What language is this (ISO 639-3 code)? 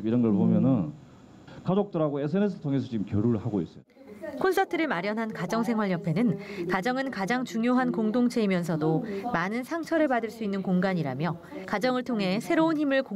kor